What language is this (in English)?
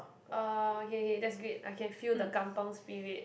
English